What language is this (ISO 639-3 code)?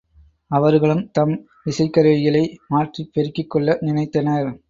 tam